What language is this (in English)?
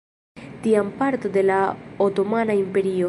Esperanto